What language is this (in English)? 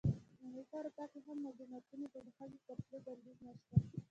Pashto